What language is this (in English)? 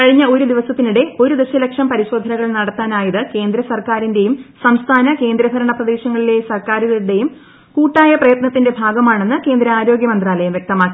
Malayalam